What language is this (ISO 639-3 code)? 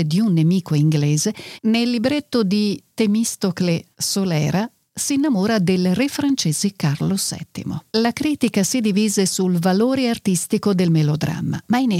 ita